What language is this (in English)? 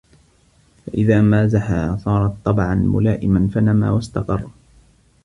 Arabic